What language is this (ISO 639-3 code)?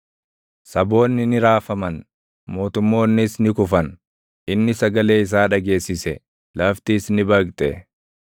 orm